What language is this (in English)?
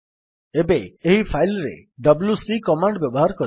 Odia